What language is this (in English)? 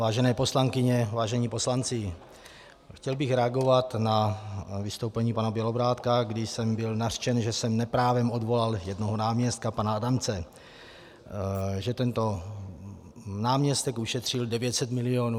Czech